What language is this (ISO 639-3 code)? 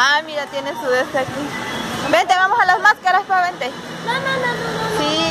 spa